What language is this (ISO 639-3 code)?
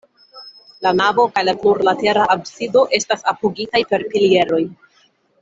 epo